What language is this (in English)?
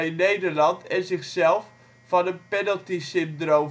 Dutch